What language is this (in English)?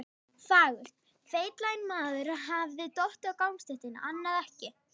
Icelandic